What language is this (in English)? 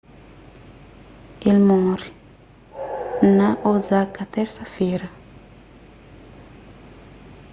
Kabuverdianu